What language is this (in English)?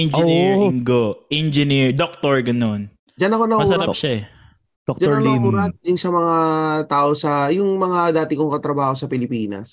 Filipino